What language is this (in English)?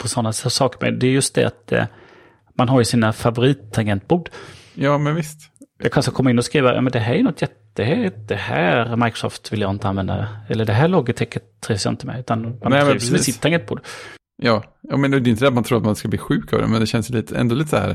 Swedish